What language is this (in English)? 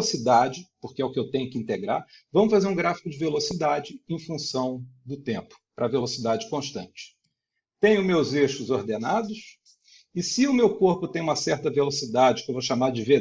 Portuguese